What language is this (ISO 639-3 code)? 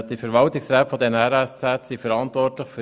gsw